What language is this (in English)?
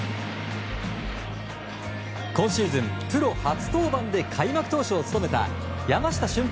Japanese